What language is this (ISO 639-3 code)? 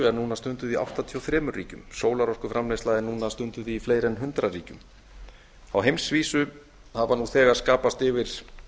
isl